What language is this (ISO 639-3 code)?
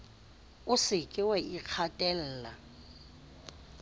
sot